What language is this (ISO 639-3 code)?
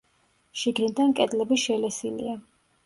kat